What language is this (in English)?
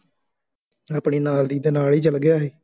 Punjabi